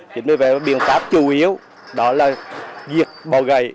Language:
Vietnamese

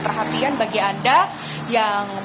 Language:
Indonesian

